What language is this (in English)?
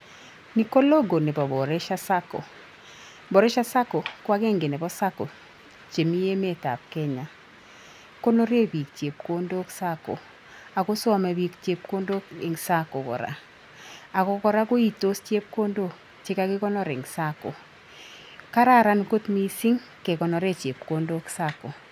Kalenjin